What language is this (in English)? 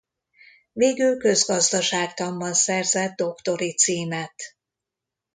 Hungarian